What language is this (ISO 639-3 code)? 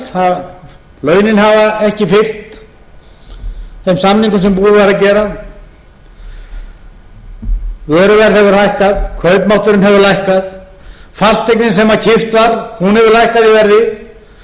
isl